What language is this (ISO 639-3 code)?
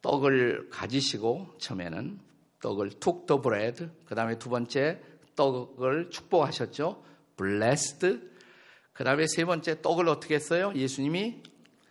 kor